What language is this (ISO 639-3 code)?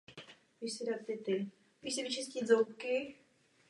ces